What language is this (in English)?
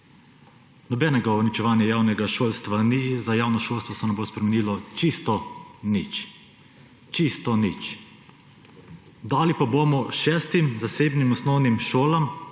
Slovenian